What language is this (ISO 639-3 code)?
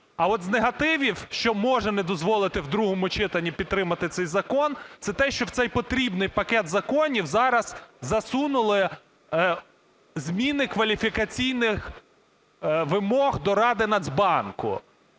ukr